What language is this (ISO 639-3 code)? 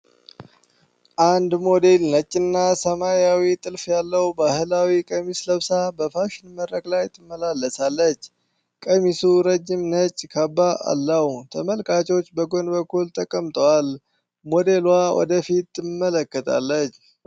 amh